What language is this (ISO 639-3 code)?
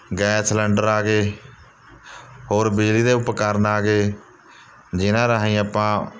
pan